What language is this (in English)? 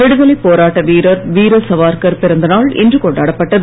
Tamil